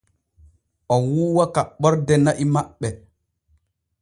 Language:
Borgu Fulfulde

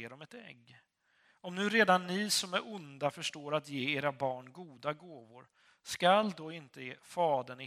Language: Swedish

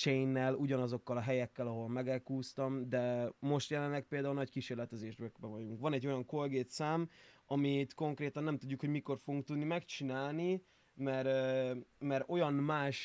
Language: Hungarian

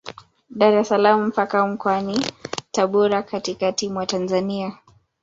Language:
Swahili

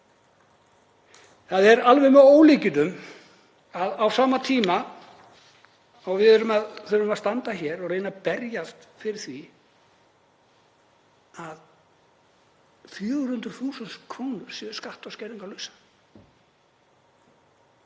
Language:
Icelandic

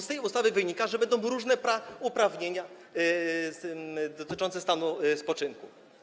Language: Polish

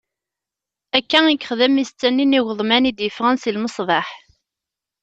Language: Kabyle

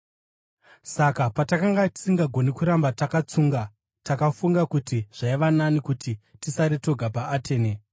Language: Shona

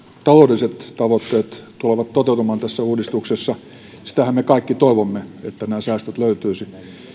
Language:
Finnish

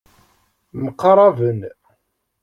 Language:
Kabyle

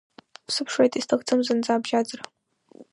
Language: Abkhazian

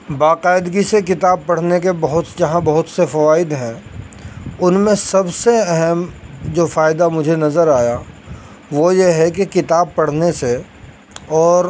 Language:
Urdu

